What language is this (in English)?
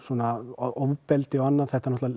Icelandic